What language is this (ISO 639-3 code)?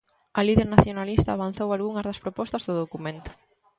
glg